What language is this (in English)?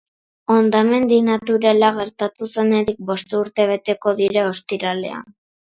Basque